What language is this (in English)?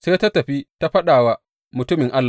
Hausa